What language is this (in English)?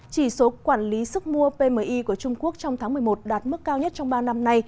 Vietnamese